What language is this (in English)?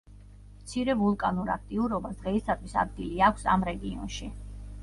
Georgian